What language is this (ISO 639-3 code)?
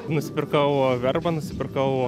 lit